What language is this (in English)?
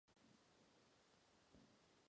Czech